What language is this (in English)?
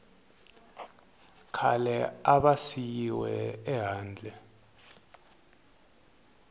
Tsonga